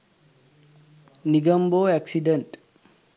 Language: Sinhala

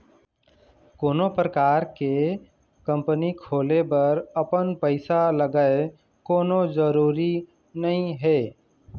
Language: Chhattisgarhi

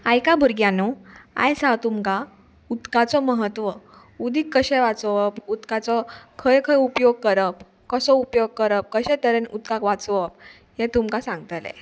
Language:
Konkani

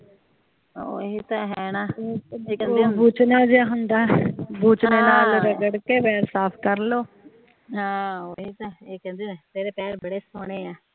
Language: Punjabi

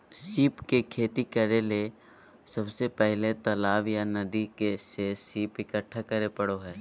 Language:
Magahi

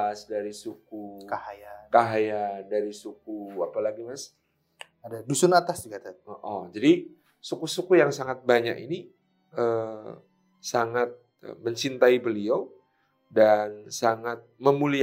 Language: Indonesian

